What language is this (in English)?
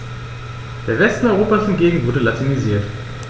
German